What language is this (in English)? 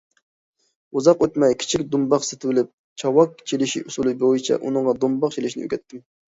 Uyghur